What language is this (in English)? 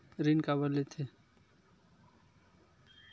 Chhattisgarhi